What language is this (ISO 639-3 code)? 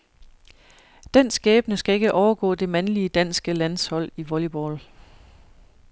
dan